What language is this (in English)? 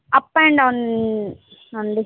Telugu